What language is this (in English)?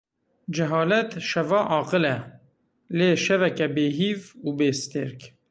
Kurdish